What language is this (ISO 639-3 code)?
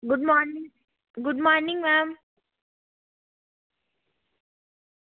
doi